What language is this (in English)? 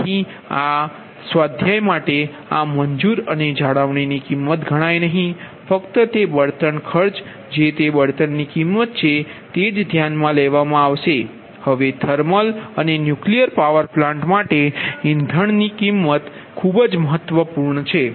Gujarati